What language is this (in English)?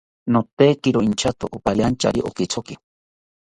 South Ucayali Ashéninka